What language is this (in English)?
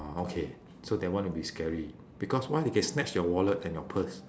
English